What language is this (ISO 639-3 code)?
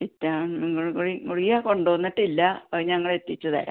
mal